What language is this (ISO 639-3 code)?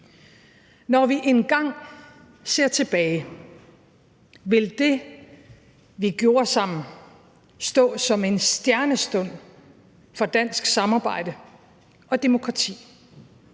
dan